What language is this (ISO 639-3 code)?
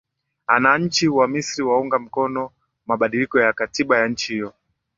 swa